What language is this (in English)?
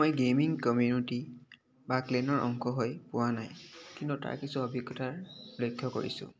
Assamese